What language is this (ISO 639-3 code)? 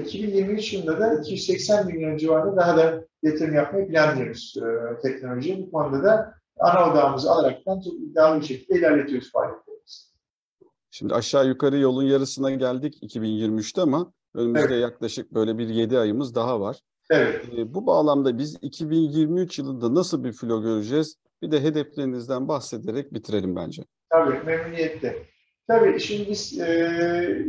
tur